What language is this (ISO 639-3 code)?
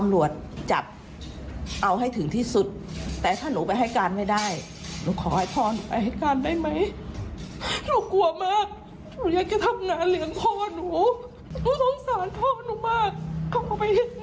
tha